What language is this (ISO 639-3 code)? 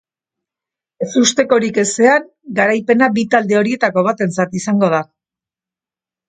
eus